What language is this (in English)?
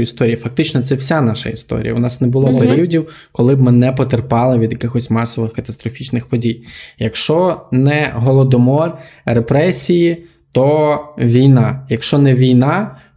Ukrainian